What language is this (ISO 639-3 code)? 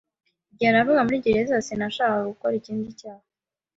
kin